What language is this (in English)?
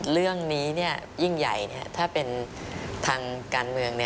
Thai